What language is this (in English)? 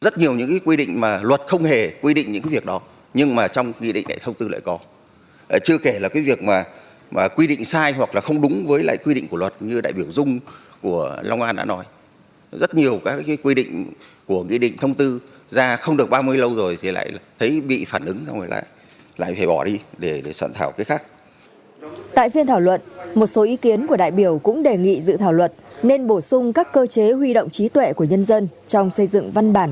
Vietnamese